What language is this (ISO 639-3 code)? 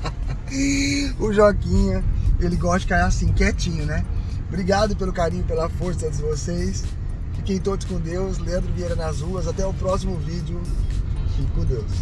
por